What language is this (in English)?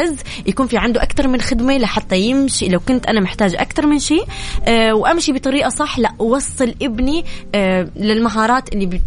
Arabic